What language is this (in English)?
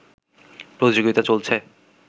Bangla